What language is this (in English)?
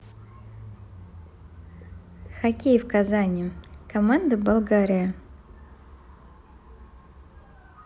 Russian